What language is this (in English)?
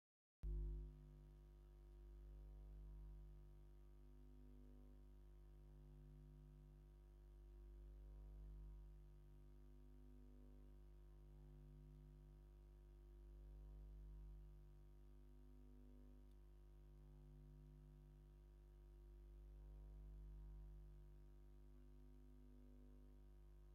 Tigrinya